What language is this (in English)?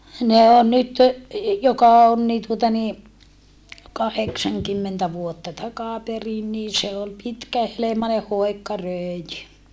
Finnish